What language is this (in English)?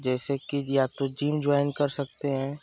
Hindi